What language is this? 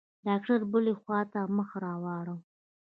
Pashto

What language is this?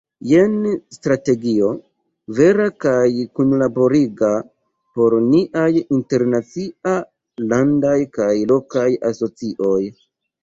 Esperanto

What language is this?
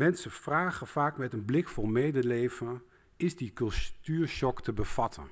Dutch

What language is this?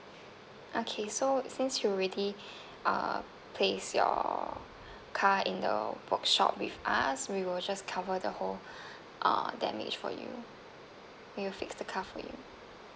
English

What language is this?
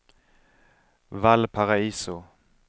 Swedish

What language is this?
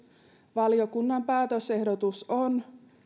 Finnish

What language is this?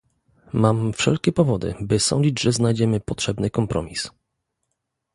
Polish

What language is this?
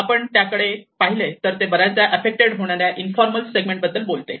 Marathi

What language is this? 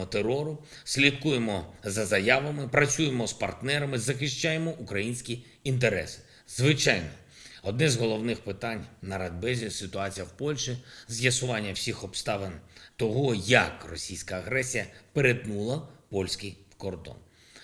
Ukrainian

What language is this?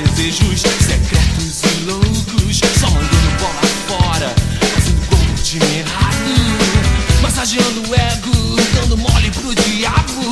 Portuguese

